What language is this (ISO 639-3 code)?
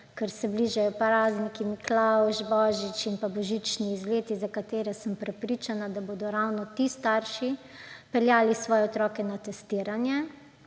slv